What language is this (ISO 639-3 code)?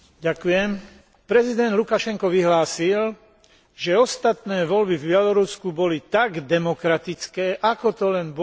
slk